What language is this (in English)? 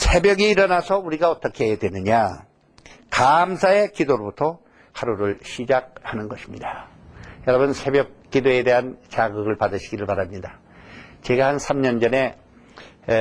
Korean